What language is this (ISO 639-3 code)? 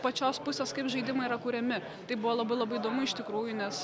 lit